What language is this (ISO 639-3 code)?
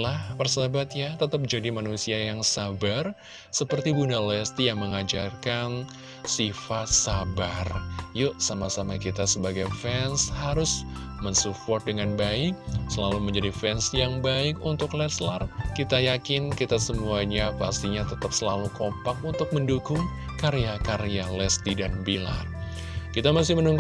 ind